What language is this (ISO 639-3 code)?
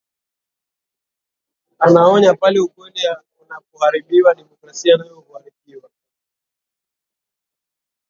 swa